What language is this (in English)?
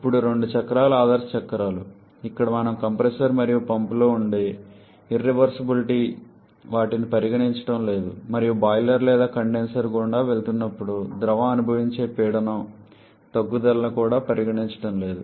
Telugu